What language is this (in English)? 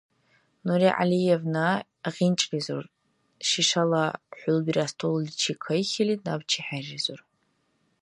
Dargwa